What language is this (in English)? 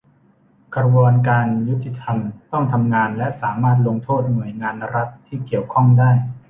Thai